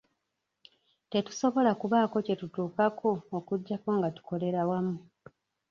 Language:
Ganda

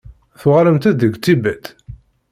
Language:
Kabyle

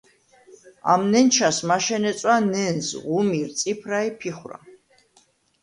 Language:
Svan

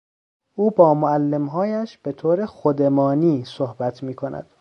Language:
Persian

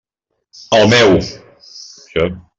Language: Catalan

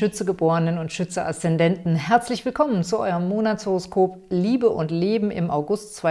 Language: German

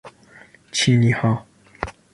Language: Persian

